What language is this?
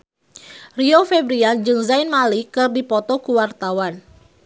Sundanese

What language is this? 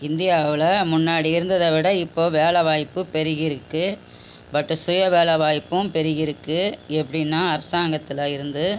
Tamil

